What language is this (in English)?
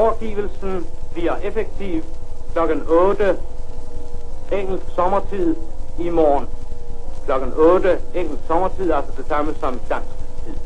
Danish